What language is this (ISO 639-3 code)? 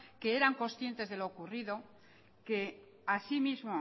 spa